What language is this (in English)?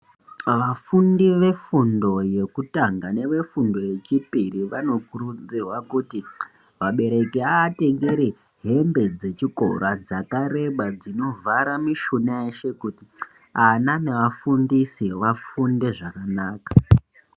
Ndau